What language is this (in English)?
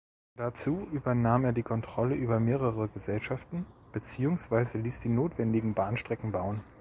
German